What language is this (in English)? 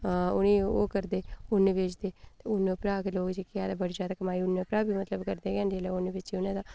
Dogri